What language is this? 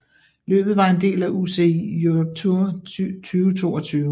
Danish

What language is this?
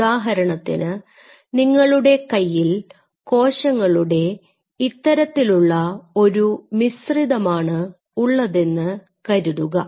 Malayalam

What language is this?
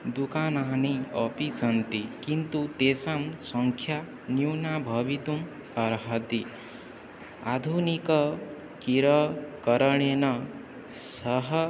Sanskrit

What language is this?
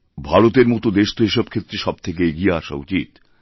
Bangla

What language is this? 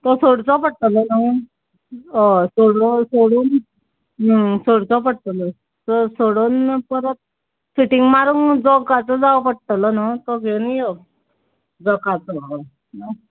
Konkani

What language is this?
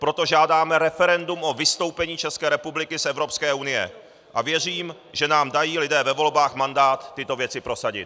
Czech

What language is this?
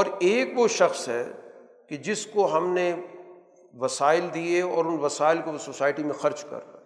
Urdu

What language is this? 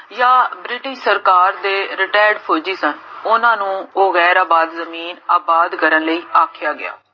Punjabi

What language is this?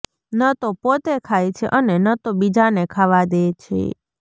Gujarati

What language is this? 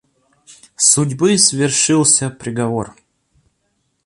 Russian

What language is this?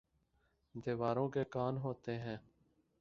Urdu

